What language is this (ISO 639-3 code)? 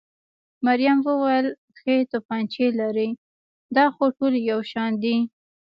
pus